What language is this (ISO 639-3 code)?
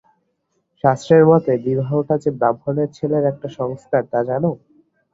ben